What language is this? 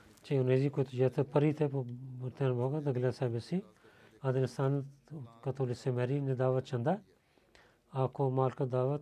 Bulgarian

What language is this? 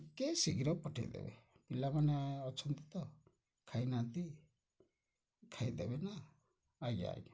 Odia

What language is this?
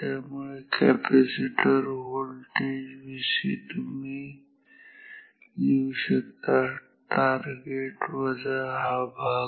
Marathi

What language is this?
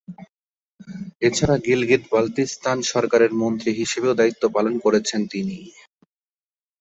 Bangla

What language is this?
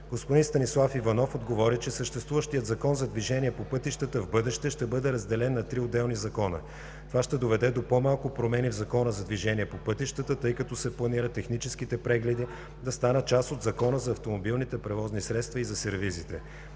Bulgarian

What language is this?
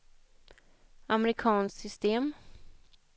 Swedish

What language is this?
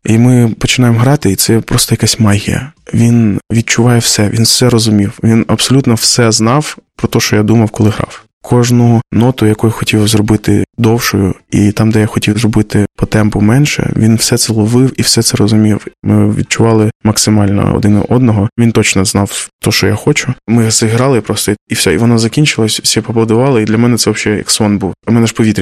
Ukrainian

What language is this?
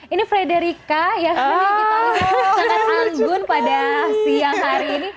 Indonesian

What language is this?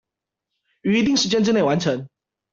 Chinese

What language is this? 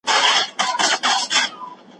Pashto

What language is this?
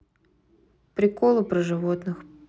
Russian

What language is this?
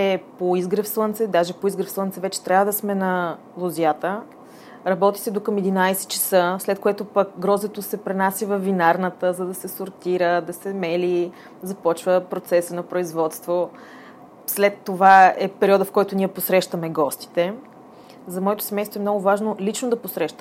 Bulgarian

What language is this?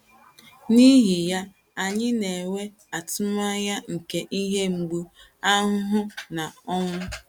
Igbo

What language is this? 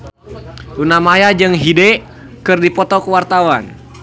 Sundanese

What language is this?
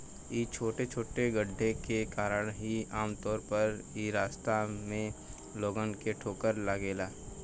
Bhojpuri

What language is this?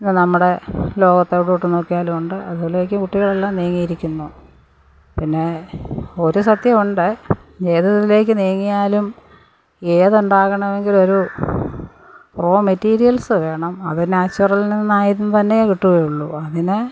Malayalam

